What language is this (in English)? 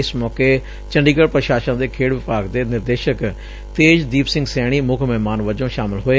Punjabi